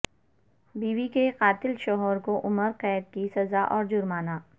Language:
Urdu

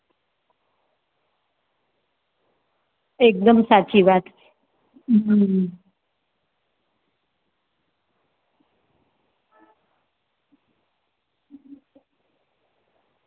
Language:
Gujarati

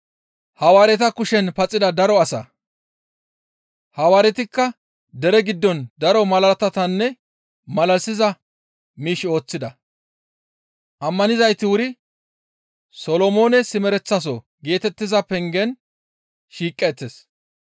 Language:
Gamo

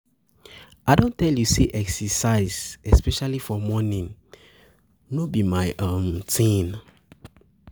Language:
Nigerian Pidgin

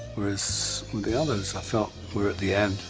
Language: English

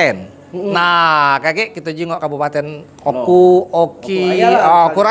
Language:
Indonesian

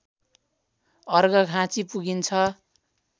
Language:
Nepali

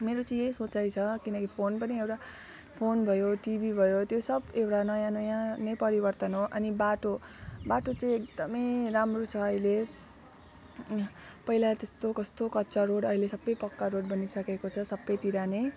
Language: Nepali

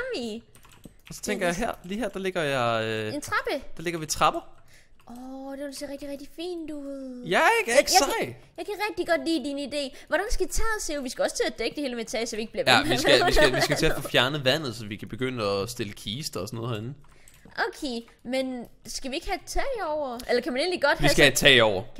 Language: Danish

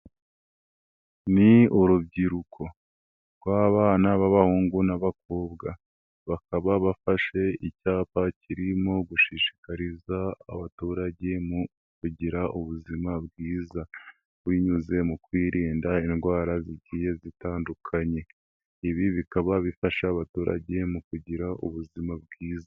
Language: Kinyarwanda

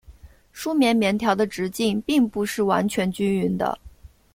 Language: Chinese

